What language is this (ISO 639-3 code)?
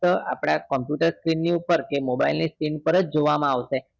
guj